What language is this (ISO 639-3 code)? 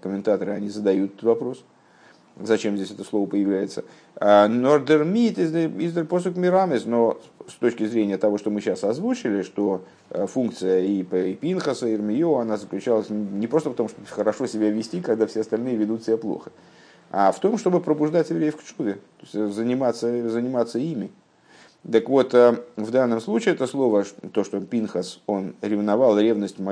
rus